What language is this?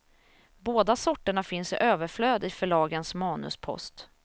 Swedish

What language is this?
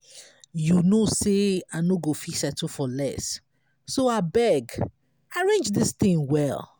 Nigerian Pidgin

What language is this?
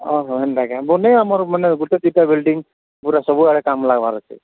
Odia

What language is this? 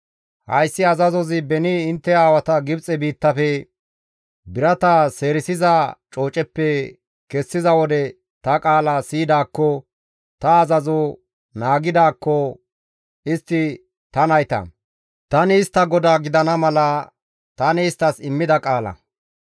Gamo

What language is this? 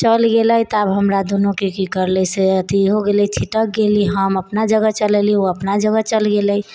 Maithili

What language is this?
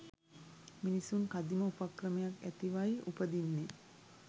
Sinhala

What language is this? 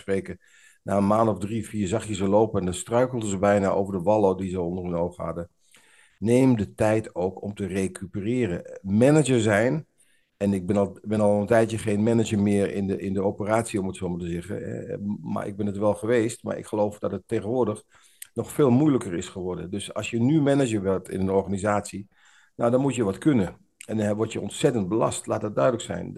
Dutch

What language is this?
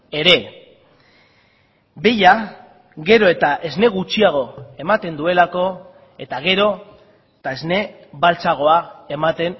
Basque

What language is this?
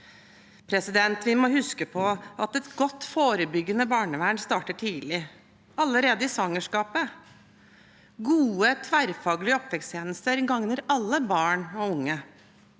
Norwegian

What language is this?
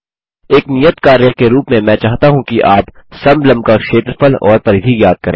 Hindi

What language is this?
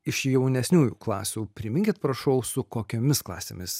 Lithuanian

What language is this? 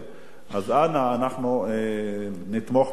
Hebrew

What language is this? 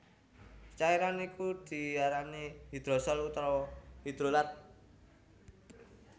Javanese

